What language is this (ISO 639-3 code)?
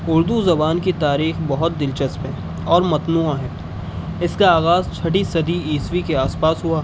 urd